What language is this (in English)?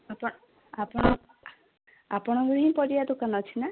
Odia